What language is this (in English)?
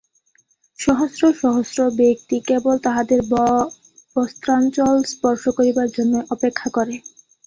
Bangla